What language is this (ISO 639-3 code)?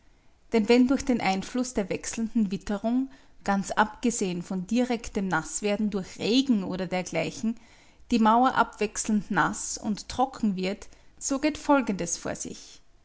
deu